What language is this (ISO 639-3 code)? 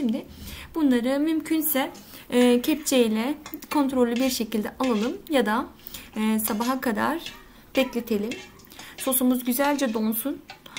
tur